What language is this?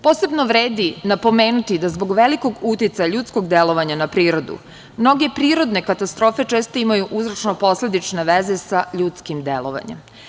Serbian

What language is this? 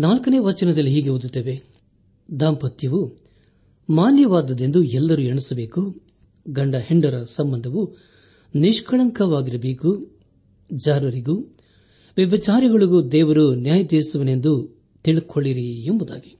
Kannada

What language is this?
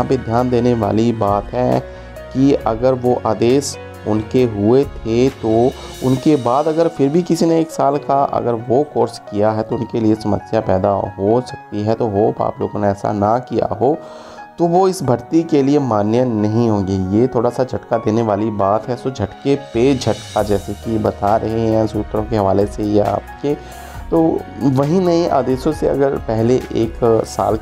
Hindi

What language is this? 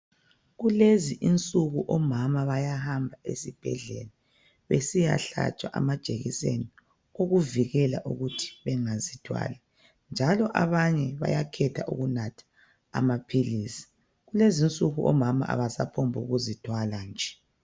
North Ndebele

